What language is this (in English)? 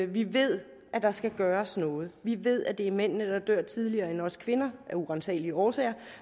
Danish